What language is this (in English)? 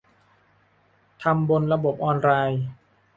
Thai